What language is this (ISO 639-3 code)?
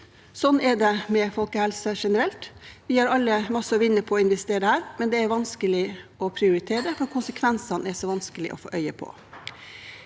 nor